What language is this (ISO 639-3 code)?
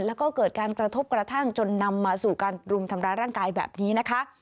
tha